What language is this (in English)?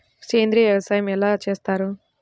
Telugu